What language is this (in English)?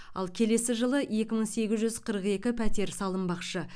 Kazakh